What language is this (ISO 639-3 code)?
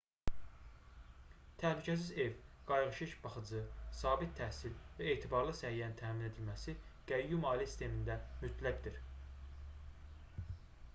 aze